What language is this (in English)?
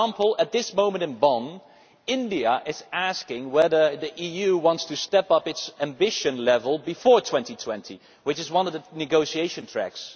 English